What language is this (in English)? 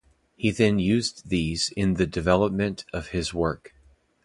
English